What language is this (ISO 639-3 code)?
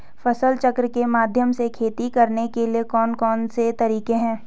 hin